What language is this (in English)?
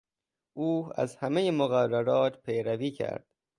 Persian